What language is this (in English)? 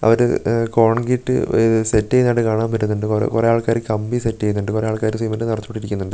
Malayalam